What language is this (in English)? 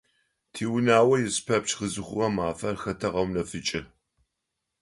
Adyghe